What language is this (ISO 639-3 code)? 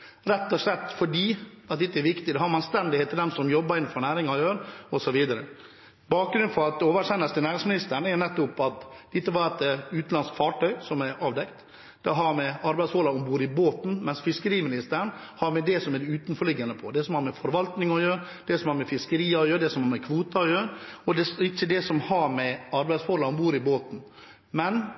nor